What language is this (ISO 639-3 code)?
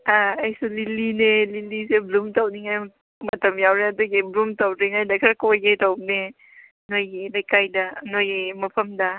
mni